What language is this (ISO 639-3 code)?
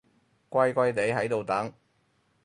yue